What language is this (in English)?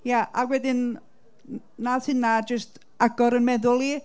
Welsh